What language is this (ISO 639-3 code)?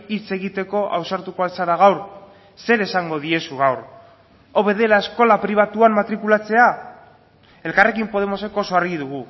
eus